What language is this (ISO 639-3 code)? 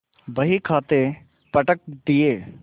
hin